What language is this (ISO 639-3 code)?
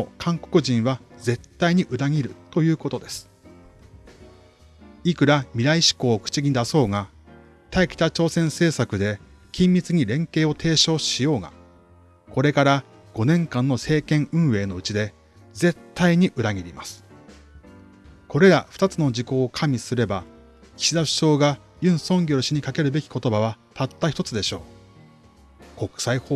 jpn